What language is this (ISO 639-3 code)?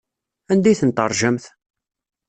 kab